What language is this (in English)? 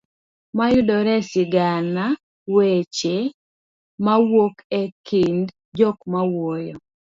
Luo (Kenya and Tanzania)